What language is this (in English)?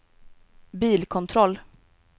Swedish